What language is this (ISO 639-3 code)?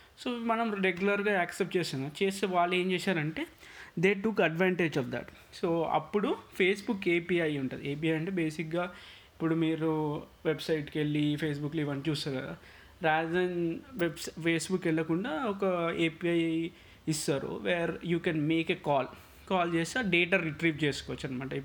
tel